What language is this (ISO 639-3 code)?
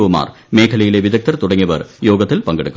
mal